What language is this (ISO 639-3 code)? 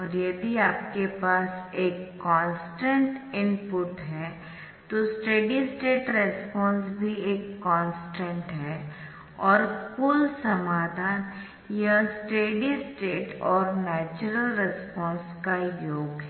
hin